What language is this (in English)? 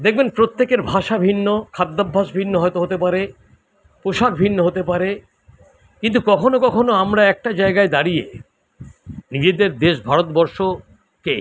Bangla